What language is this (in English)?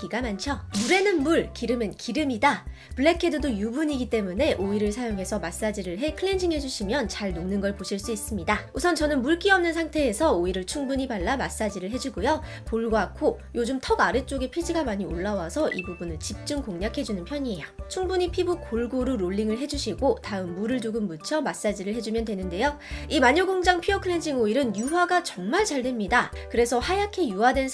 Korean